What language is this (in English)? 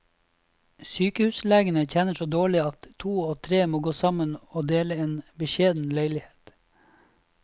Norwegian